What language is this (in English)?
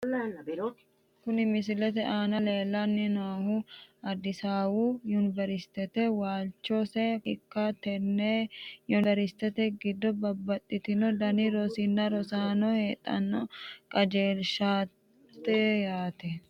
Sidamo